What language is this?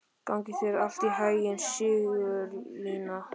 Icelandic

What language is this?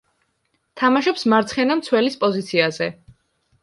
Georgian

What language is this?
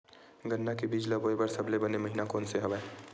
Chhattisgarhi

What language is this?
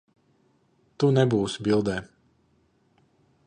Latvian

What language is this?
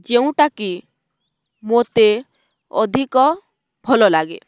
Odia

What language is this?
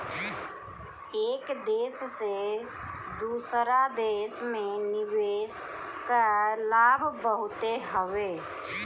Bhojpuri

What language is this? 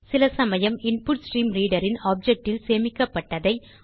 Tamil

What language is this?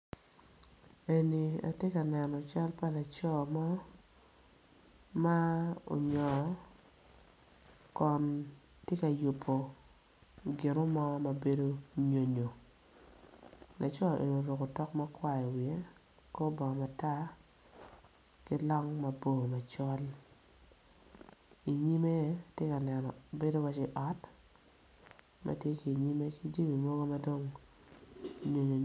Acoli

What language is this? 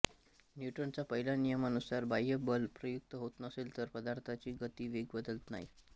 Marathi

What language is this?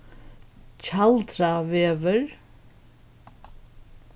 Faroese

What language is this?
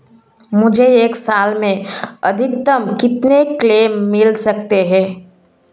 Hindi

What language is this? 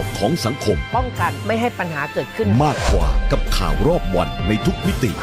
Thai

